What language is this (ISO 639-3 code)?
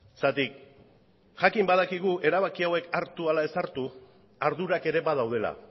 eus